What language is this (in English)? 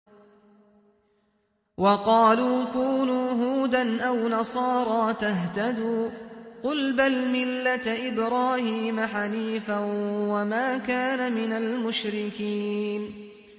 Arabic